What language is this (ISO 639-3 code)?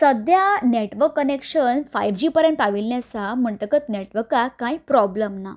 kok